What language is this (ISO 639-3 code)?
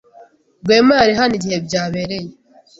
kin